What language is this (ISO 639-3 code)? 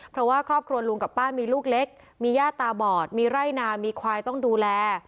tha